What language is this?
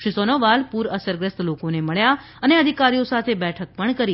Gujarati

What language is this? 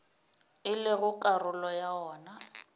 Northern Sotho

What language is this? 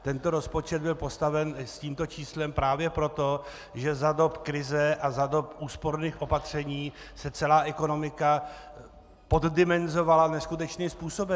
Czech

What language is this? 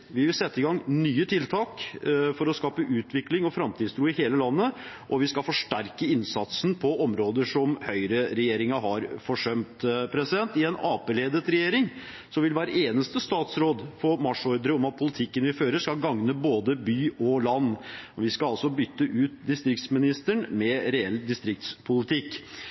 Norwegian Bokmål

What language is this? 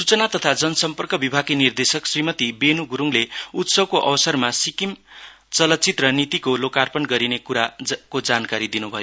Nepali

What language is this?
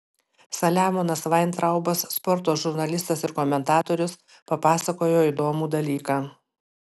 Lithuanian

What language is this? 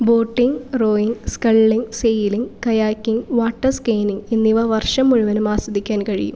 Malayalam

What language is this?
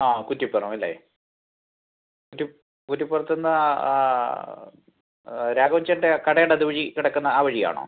Malayalam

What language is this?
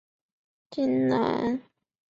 Chinese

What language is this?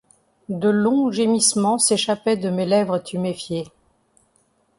French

